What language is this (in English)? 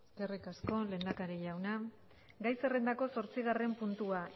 Basque